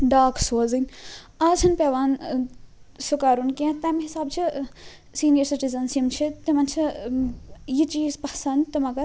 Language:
Kashmiri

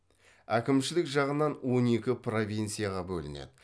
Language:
Kazakh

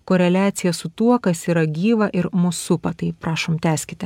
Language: Lithuanian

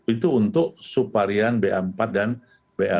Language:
Indonesian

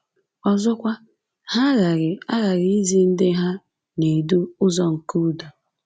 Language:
Igbo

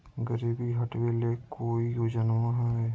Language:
Magahi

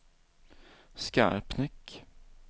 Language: Swedish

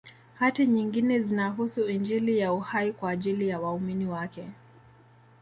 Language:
Swahili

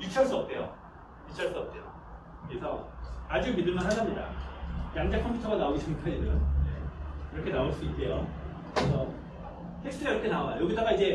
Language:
Korean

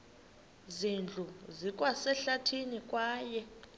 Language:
Xhosa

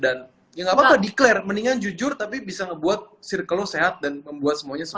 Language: Indonesian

